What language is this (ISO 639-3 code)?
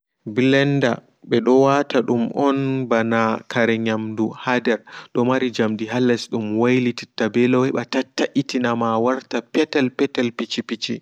ful